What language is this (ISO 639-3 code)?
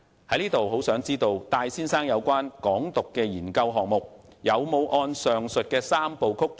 yue